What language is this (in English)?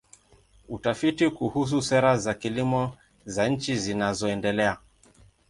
Swahili